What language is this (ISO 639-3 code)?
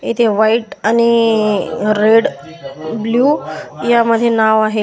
mar